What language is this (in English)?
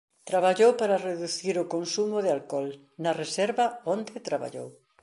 Galician